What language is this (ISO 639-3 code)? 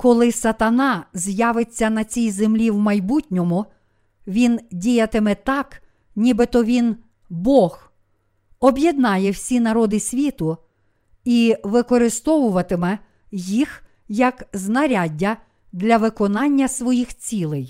ukr